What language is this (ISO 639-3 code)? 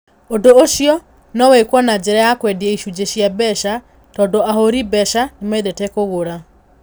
kik